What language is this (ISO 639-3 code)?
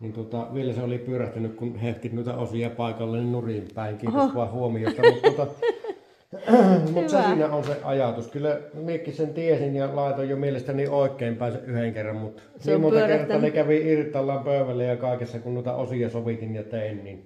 fin